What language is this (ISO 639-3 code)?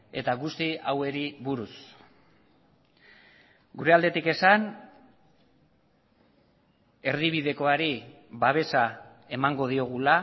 eus